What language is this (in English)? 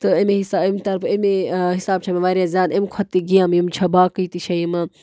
Kashmiri